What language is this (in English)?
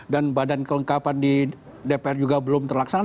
Indonesian